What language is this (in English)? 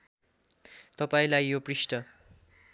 Nepali